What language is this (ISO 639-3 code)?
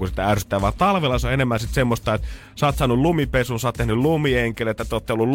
fin